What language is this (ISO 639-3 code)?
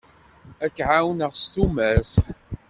kab